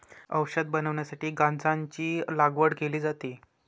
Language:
Marathi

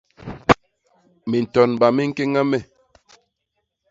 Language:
Basaa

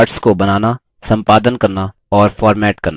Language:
Hindi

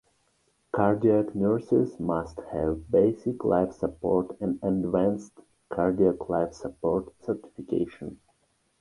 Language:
English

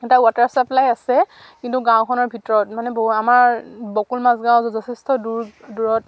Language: Assamese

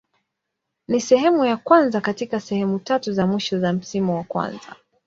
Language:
Swahili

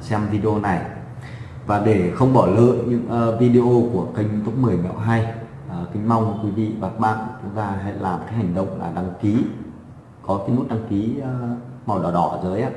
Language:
Vietnamese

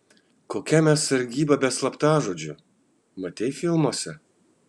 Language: Lithuanian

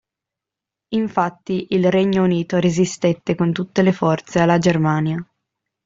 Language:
Italian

